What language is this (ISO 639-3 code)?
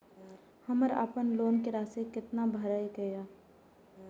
mai